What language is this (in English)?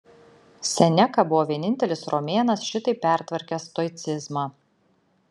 Lithuanian